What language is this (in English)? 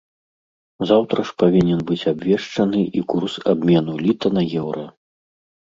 Belarusian